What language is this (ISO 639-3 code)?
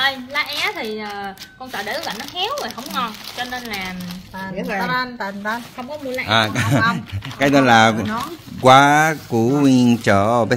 vie